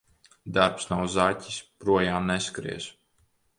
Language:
Latvian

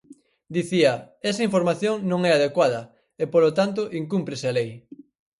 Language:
Galician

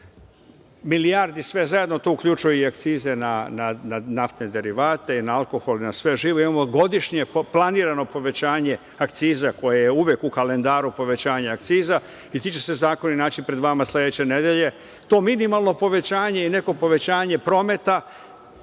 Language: Serbian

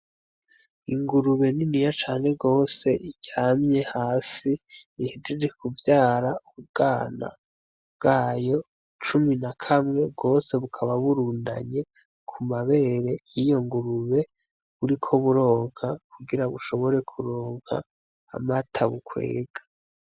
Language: Rundi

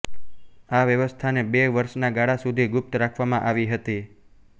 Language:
Gujarati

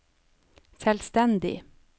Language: Norwegian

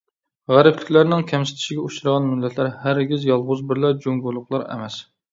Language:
Uyghur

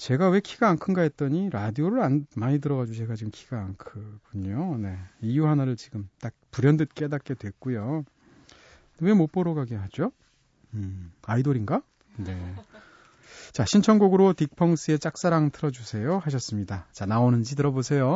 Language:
Korean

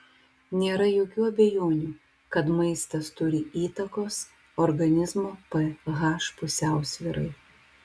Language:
Lithuanian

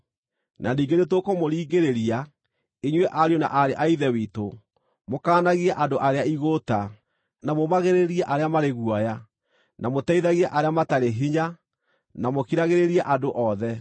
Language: Kikuyu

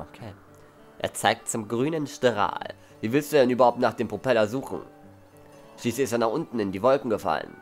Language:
German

